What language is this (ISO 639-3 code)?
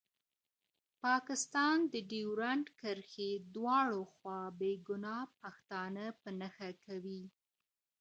pus